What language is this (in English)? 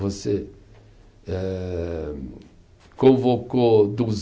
Portuguese